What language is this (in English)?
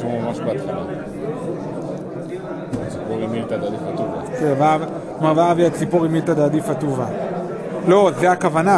Hebrew